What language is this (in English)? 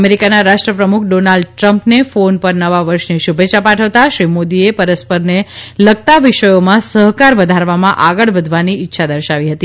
Gujarati